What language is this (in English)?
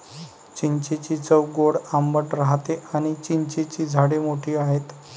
Marathi